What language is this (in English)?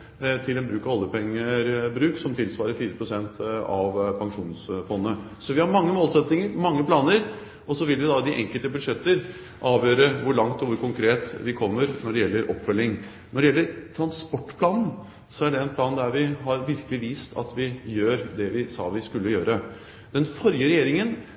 Norwegian Bokmål